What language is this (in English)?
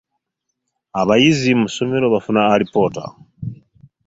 Ganda